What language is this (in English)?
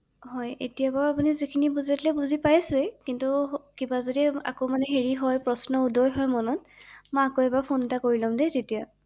Assamese